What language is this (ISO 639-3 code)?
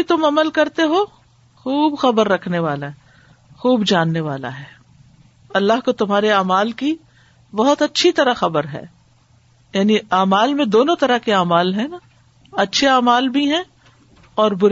urd